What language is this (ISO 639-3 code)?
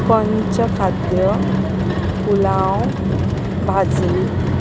kok